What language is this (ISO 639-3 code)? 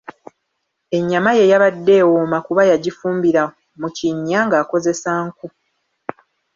lug